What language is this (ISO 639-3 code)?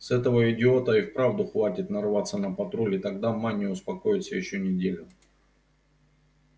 rus